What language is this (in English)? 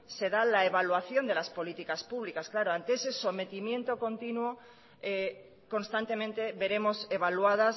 Spanish